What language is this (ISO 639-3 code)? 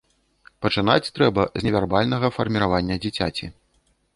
bel